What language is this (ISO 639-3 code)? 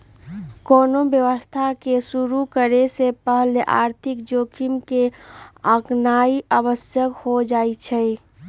mag